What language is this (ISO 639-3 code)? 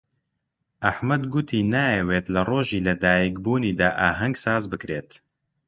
ckb